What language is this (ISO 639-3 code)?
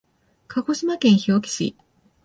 jpn